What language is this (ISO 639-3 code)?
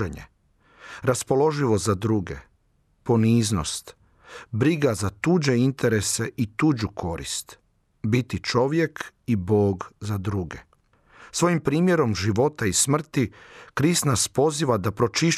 hrv